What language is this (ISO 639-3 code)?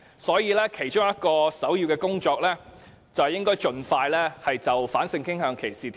yue